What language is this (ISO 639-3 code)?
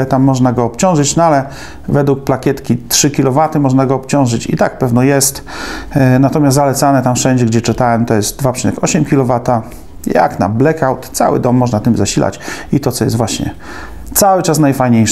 pol